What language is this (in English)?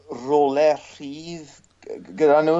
Welsh